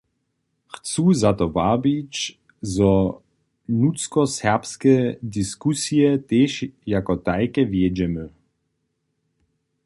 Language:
Upper Sorbian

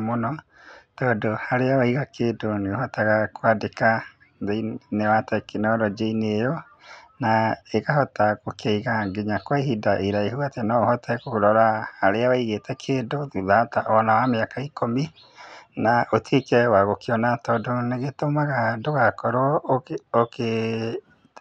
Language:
Kikuyu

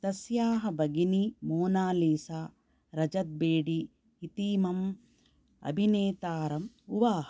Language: Sanskrit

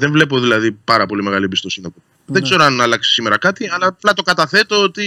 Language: Greek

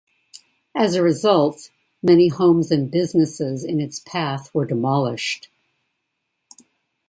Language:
English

